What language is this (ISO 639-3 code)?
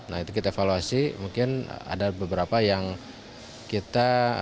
ind